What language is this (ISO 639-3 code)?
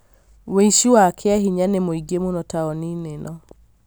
kik